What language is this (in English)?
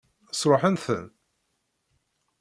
Kabyle